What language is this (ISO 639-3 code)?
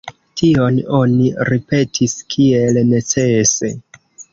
epo